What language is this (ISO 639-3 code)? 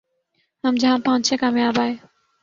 urd